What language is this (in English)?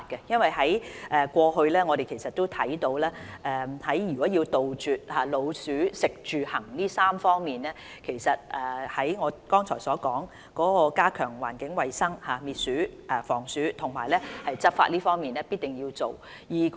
Cantonese